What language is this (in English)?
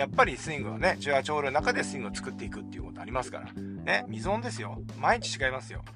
Japanese